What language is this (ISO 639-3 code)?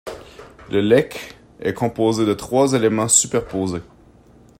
fra